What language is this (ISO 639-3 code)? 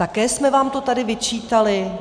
ces